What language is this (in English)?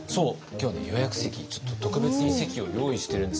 Japanese